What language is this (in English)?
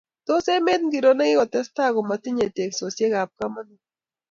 Kalenjin